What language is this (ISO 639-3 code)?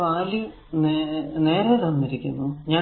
mal